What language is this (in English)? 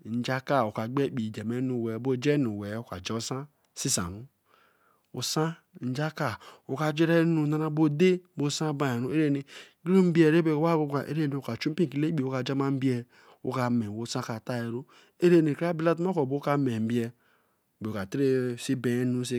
Eleme